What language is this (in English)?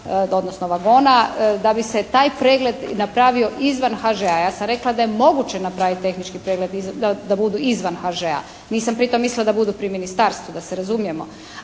Croatian